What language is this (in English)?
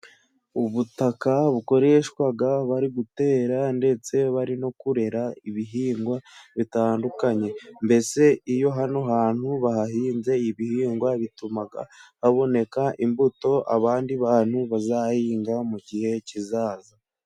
Kinyarwanda